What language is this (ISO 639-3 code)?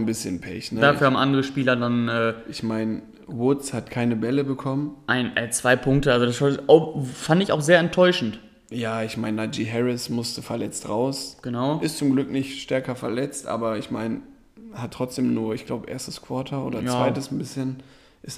deu